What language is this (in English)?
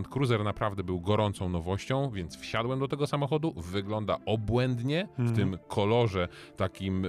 Polish